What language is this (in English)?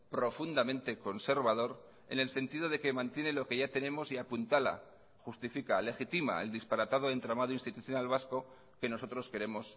Spanish